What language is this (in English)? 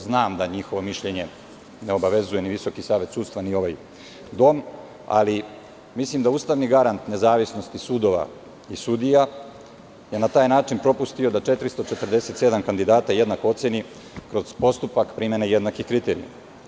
Serbian